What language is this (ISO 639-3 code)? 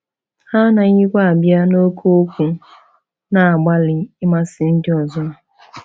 ibo